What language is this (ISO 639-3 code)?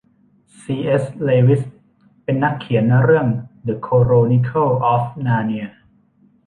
tha